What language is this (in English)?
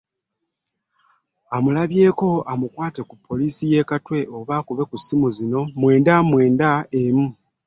Ganda